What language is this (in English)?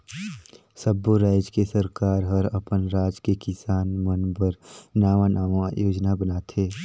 Chhattisgarhi